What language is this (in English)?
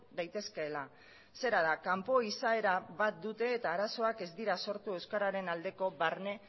Basque